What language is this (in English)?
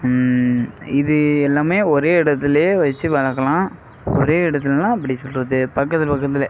Tamil